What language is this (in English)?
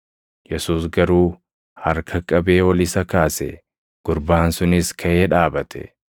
Oromo